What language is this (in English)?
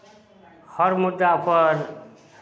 Maithili